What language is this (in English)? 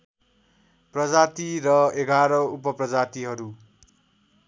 Nepali